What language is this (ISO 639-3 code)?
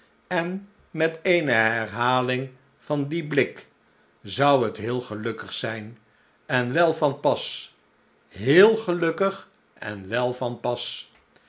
nld